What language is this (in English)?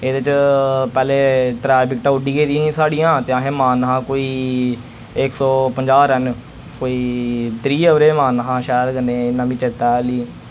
Dogri